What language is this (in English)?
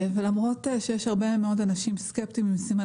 Hebrew